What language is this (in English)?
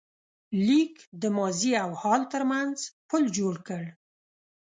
Pashto